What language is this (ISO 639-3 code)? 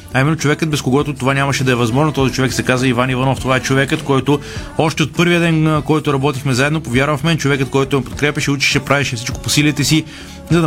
bul